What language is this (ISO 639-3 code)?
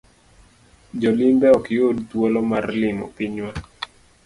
luo